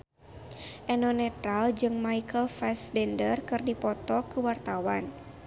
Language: Sundanese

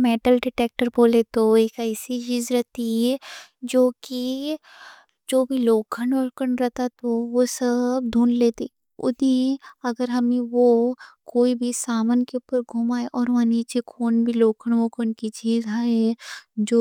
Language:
Deccan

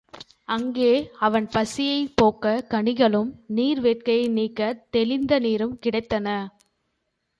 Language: Tamil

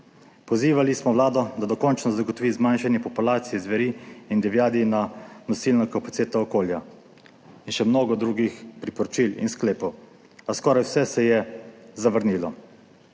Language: Slovenian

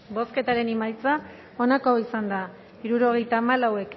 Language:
Basque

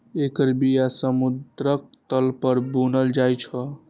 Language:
Maithili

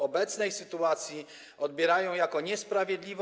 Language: Polish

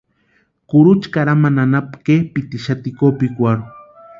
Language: Western Highland Purepecha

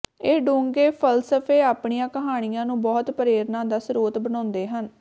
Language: Punjabi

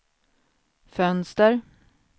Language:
Swedish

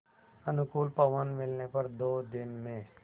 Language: Hindi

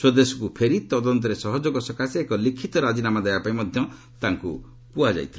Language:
Odia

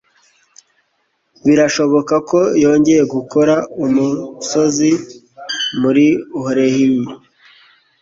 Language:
Kinyarwanda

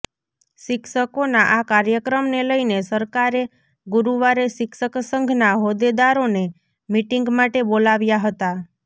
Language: Gujarati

